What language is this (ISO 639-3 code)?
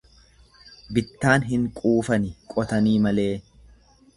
orm